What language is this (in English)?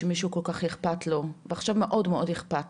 Hebrew